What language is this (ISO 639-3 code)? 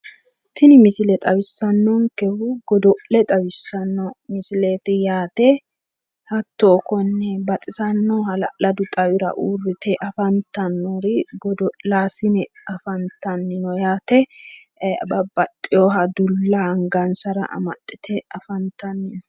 sid